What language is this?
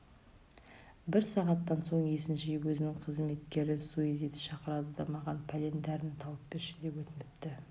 Kazakh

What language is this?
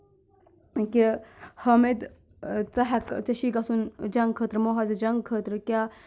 Kashmiri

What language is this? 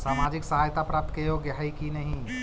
Magahi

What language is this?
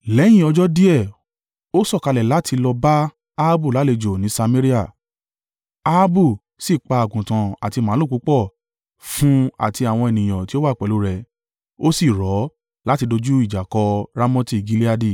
Yoruba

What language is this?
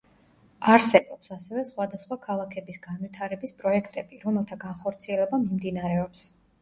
Georgian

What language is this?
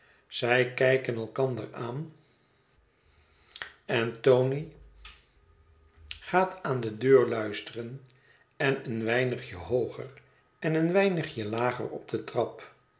Dutch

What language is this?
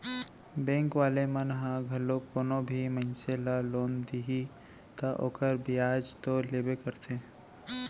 Chhattisgarhi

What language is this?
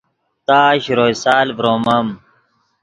Yidgha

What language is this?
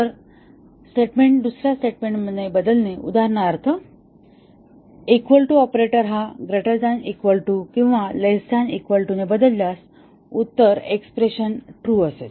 Marathi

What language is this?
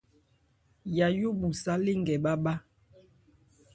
Ebrié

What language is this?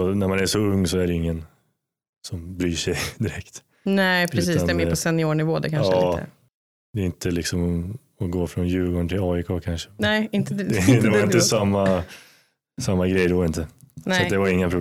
Swedish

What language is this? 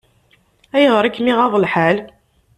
Kabyle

